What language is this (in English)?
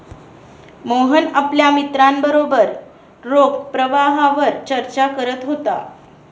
Marathi